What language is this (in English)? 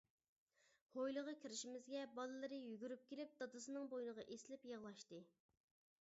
Uyghur